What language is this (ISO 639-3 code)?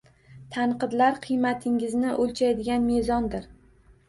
uzb